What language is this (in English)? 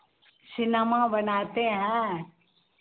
Hindi